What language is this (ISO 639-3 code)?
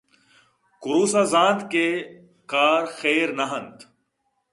bgp